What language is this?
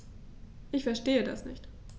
German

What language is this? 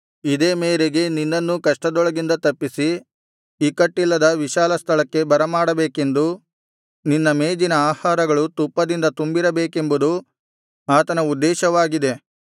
Kannada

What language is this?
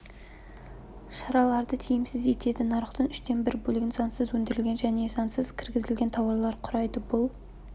Kazakh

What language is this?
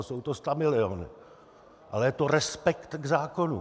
Czech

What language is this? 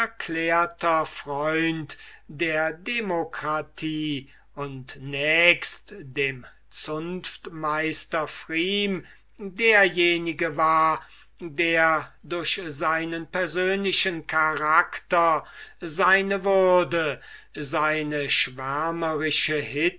German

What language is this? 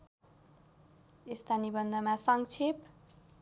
Nepali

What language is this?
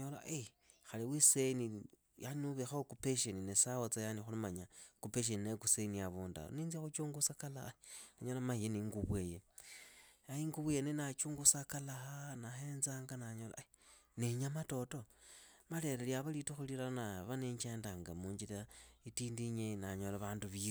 Idakho-Isukha-Tiriki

